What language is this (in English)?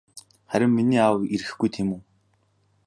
Mongolian